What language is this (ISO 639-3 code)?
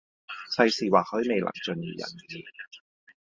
yue